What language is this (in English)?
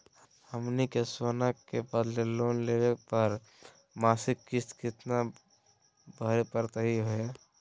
Magahi